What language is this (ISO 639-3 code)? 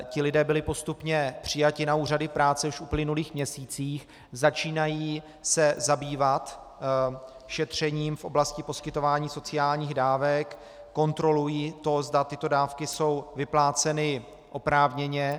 ces